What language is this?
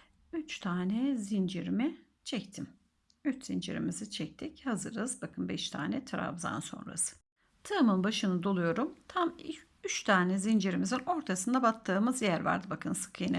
Turkish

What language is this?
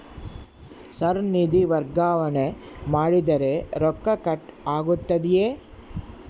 Kannada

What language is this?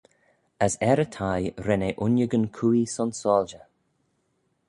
Manx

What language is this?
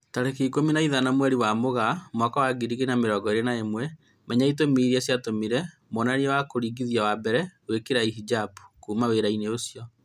Kikuyu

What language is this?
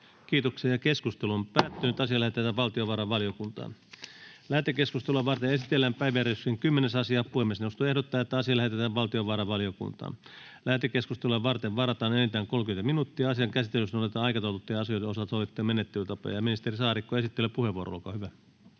Finnish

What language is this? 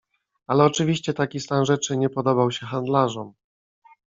Polish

